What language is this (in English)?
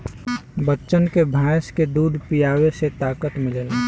Bhojpuri